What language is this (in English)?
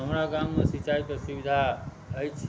Maithili